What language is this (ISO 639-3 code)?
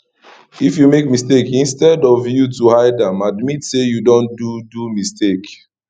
pcm